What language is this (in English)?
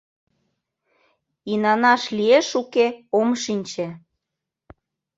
Mari